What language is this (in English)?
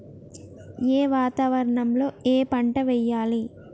Telugu